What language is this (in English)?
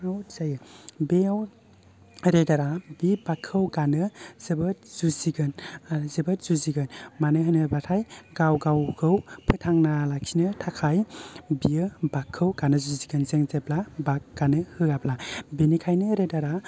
Bodo